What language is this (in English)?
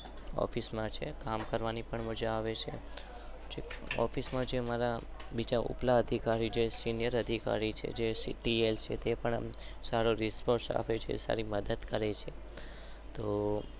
Gujarati